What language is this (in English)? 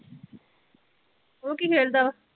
Punjabi